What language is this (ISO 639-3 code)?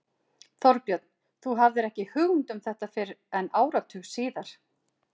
isl